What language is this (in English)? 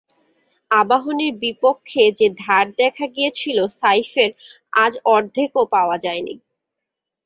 Bangla